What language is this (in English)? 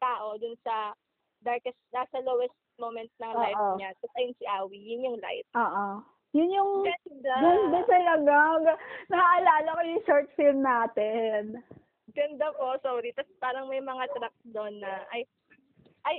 Filipino